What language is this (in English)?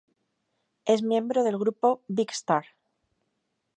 Spanish